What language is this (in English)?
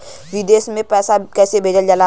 Bhojpuri